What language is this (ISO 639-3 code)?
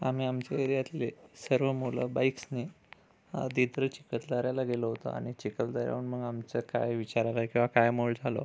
mar